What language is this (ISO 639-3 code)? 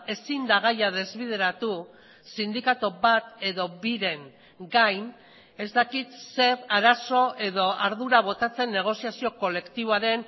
eus